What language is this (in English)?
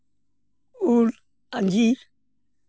Santali